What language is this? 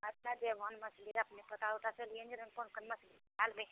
Maithili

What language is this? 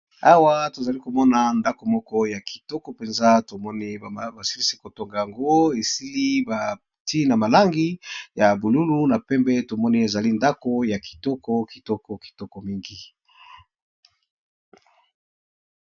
Lingala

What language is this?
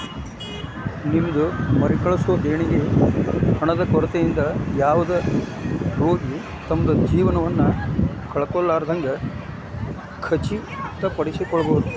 Kannada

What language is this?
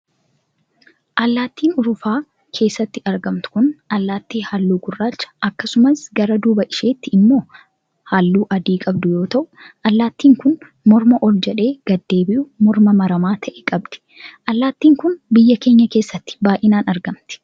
Oromo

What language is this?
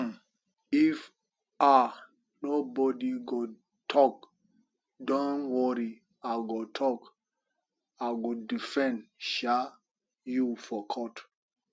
Nigerian Pidgin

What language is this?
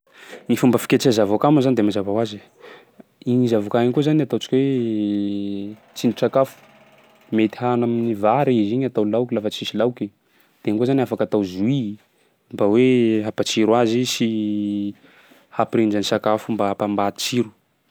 Sakalava Malagasy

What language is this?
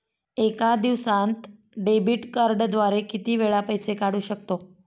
Marathi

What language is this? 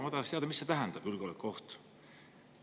Estonian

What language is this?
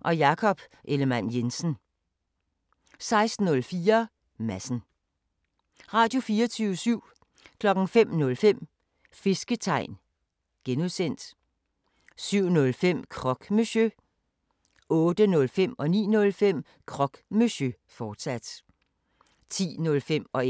Danish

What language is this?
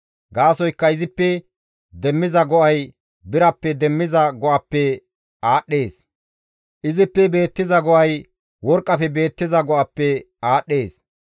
Gamo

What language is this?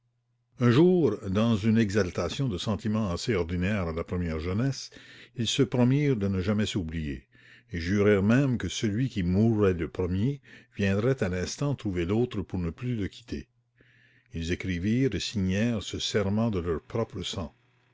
French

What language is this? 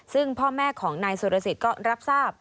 Thai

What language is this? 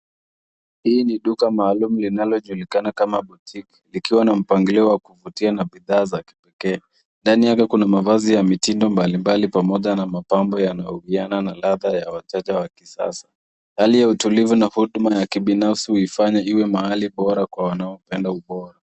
Swahili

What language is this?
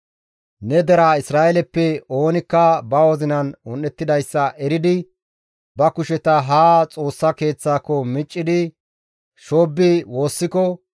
Gamo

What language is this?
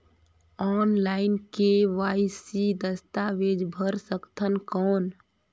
Chhattisgarhi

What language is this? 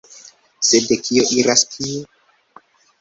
Esperanto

